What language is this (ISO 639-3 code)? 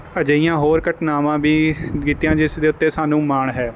pan